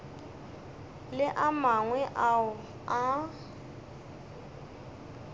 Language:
Northern Sotho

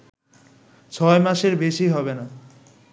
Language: Bangla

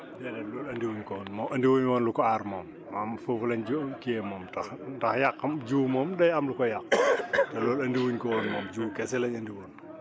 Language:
Wolof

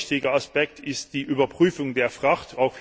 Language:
German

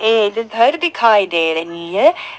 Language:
Hindi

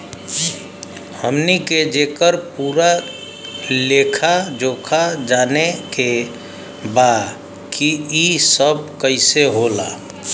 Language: Bhojpuri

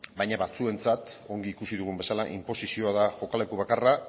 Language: Basque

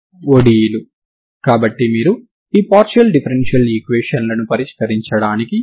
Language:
Telugu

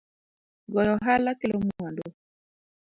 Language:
Luo (Kenya and Tanzania)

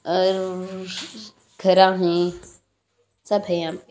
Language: Hindi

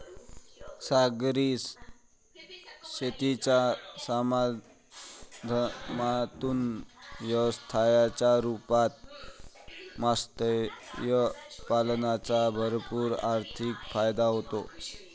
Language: Marathi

